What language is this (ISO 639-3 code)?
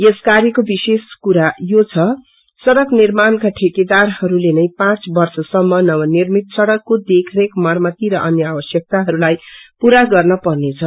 nep